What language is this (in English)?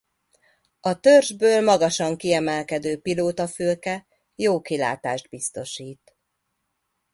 Hungarian